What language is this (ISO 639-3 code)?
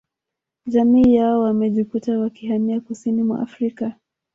swa